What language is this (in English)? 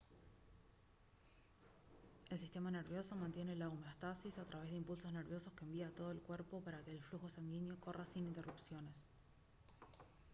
Spanish